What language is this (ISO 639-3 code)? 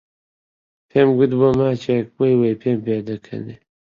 ckb